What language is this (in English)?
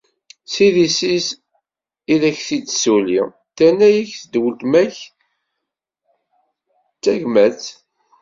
Kabyle